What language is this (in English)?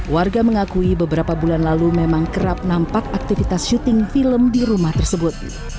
Indonesian